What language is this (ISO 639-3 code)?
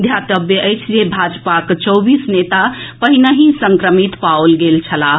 mai